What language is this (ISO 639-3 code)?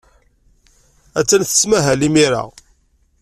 kab